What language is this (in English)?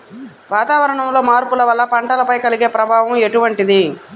Telugu